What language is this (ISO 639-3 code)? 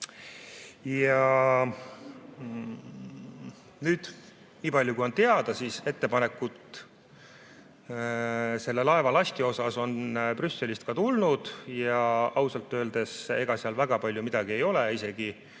est